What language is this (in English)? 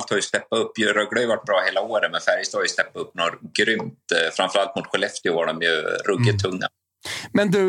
Swedish